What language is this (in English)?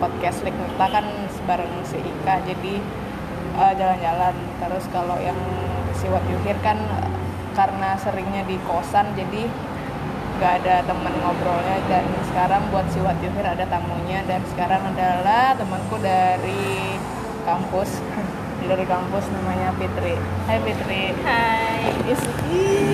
Indonesian